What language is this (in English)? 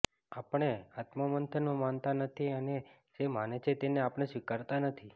Gujarati